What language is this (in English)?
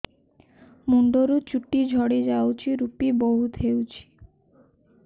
Odia